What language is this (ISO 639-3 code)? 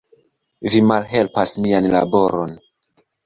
epo